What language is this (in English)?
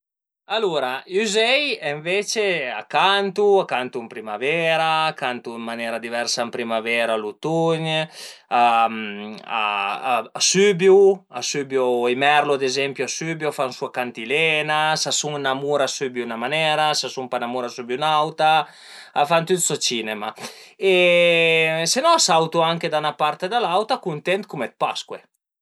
Piedmontese